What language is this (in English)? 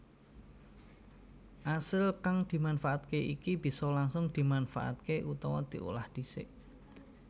Javanese